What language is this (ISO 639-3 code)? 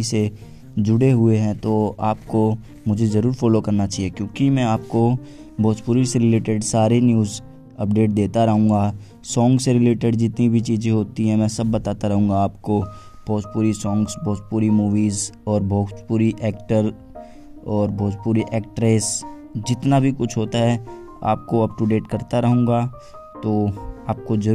hin